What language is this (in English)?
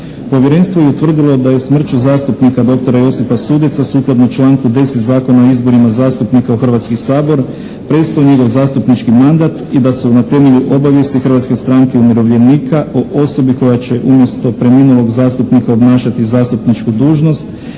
Croatian